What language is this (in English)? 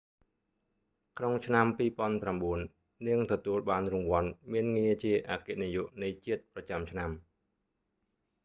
Khmer